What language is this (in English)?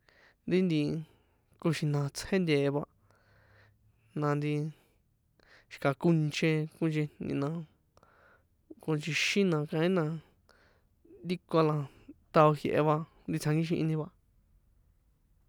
San Juan Atzingo Popoloca